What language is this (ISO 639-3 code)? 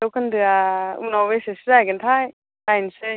brx